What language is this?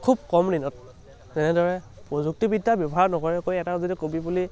Assamese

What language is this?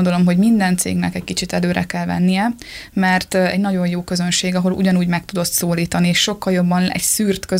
Hungarian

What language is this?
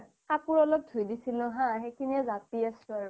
Assamese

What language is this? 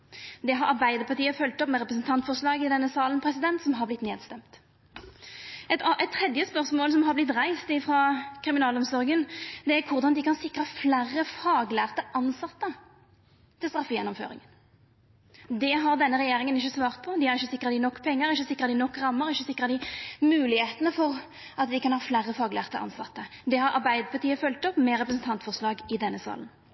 Norwegian Nynorsk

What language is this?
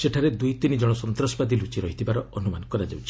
Odia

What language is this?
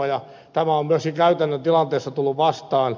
Finnish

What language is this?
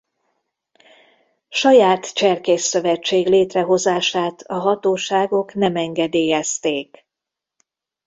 Hungarian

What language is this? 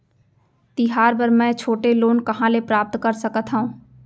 Chhattisgarhi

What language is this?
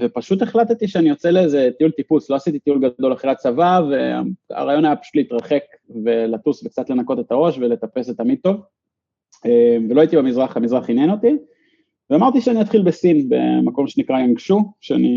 Hebrew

